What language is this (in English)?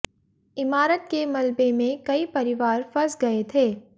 Hindi